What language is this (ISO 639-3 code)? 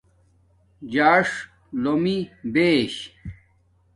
dmk